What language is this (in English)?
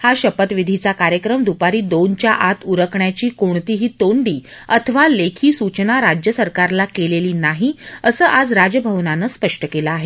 Marathi